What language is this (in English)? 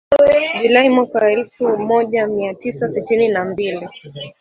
Swahili